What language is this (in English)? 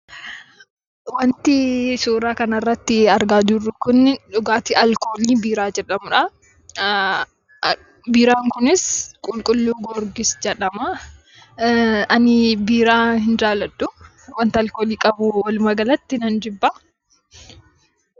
Oromo